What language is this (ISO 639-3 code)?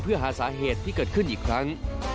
tha